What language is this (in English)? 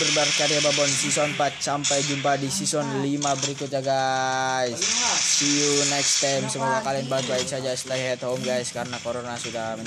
Indonesian